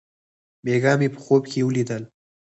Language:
Pashto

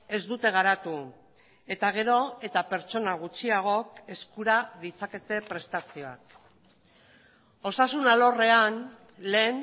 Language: Basque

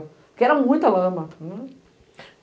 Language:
Portuguese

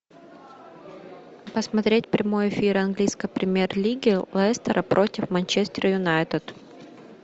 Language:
Russian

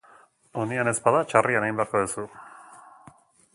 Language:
Basque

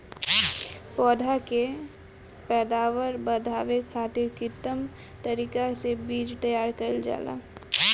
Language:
Bhojpuri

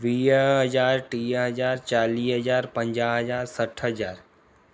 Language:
Sindhi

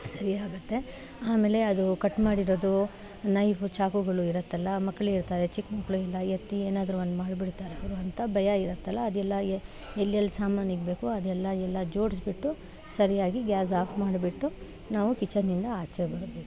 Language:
Kannada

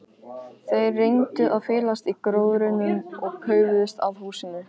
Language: Icelandic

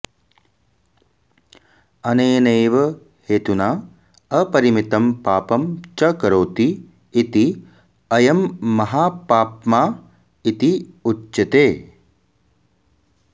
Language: Sanskrit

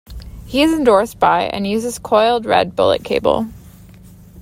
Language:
English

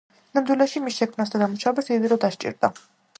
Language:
Georgian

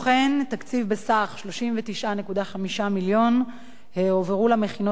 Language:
Hebrew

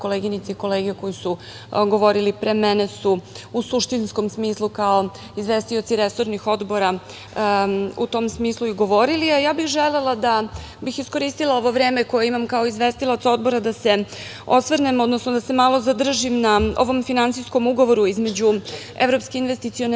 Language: Serbian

